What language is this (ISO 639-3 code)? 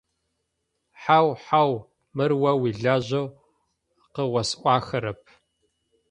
ady